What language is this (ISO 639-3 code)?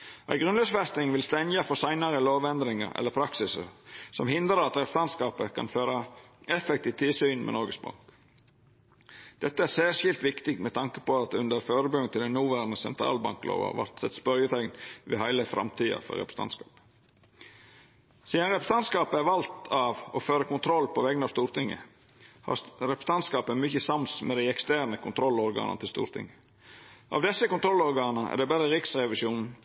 nno